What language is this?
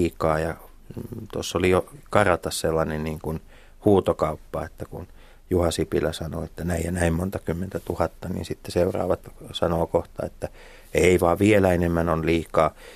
Finnish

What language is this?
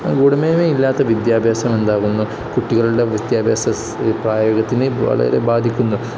Malayalam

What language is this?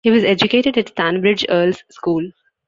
English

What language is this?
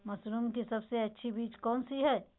Magahi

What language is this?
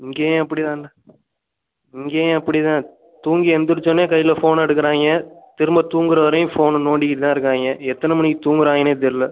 Tamil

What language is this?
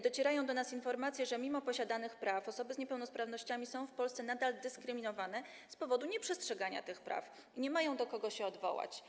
Polish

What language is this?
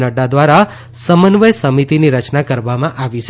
Gujarati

